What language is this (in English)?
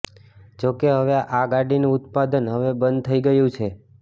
Gujarati